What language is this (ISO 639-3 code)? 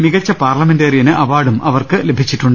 mal